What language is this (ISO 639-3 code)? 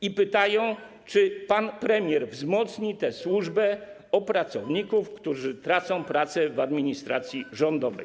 pol